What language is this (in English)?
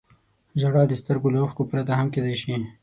Pashto